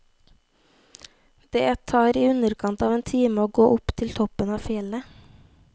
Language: Norwegian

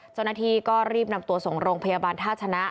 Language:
Thai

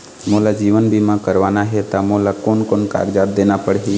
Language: Chhattisgarhi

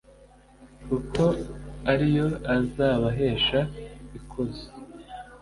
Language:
Kinyarwanda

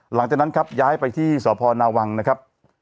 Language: Thai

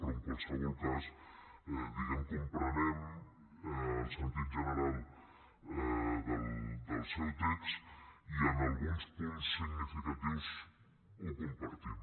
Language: Catalan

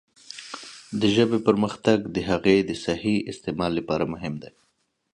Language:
Pashto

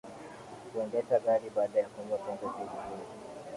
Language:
Swahili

